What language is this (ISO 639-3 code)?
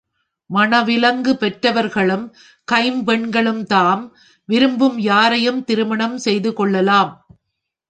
tam